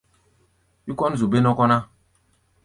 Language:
Gbaya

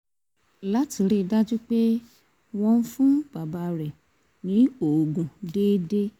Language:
Yoruba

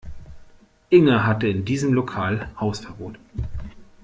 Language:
German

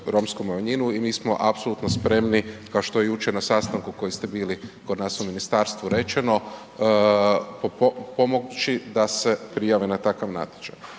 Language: Croatian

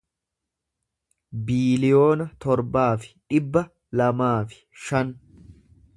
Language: Oromo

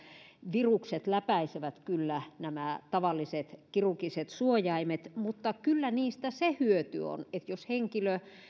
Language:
Finnish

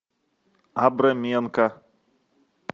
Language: Russian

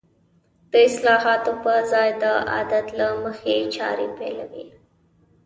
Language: Pashto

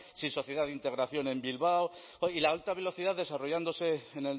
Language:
Spanish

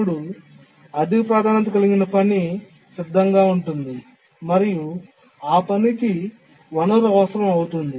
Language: Telugu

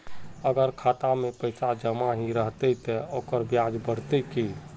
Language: Magahi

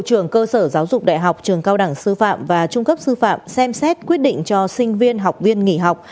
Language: Vietnamese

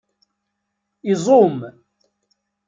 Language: Kabyle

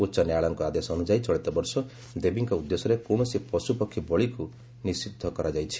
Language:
Odia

